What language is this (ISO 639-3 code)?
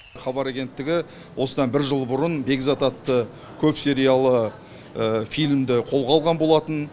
kaz